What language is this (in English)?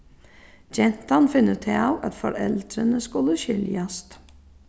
Faroese